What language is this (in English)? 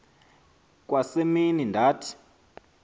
Xhosa